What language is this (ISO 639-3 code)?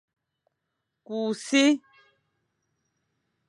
fan